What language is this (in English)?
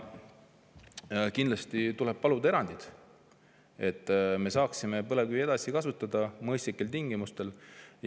Estonian